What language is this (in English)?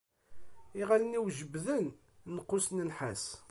Kabyle